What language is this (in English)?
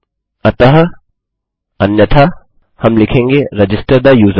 Hindi